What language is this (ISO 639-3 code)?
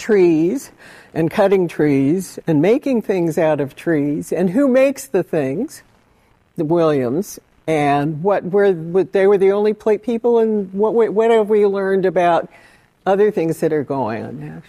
eng